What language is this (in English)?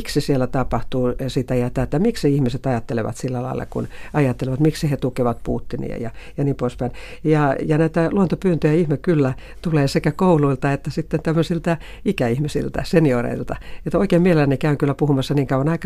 Finnish